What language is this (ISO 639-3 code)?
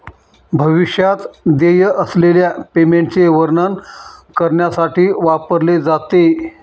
mar